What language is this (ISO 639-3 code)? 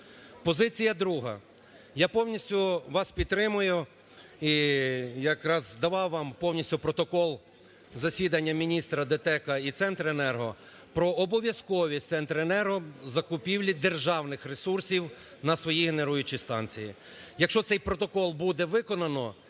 ukr